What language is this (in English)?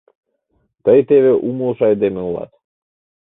Mari